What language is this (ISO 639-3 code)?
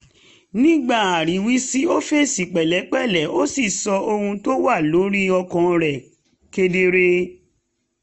yor